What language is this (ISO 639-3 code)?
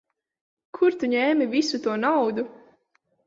lav